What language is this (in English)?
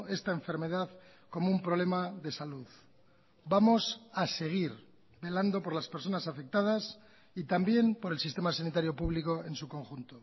Spanish